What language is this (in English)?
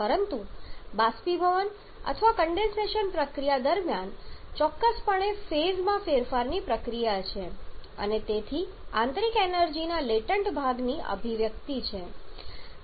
Gujarati